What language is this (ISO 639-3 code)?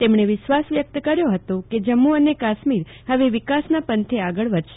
guj